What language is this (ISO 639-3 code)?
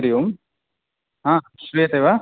san